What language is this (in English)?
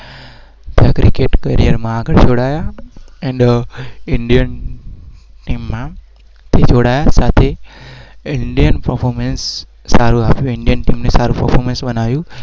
Gujarati